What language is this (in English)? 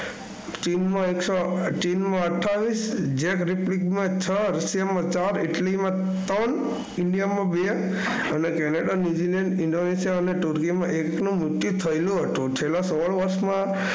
Gujarati